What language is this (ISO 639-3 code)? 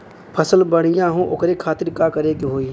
bho